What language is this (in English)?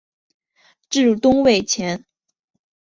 Chinese